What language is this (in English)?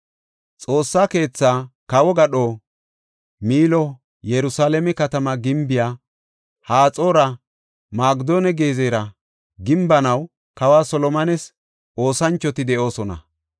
Gofa